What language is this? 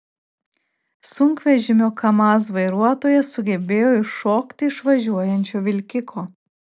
Lithuanian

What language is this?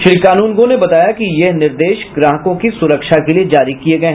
Hindi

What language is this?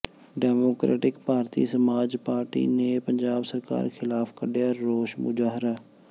Punjabi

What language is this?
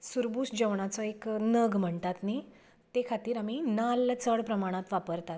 Konkani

